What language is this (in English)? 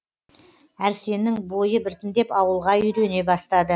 Kazakh